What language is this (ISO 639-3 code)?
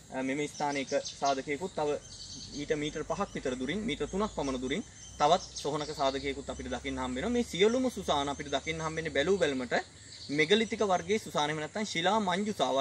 tha